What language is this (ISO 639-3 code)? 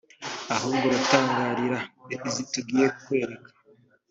kin